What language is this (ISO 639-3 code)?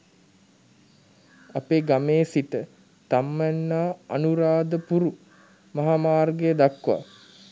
sin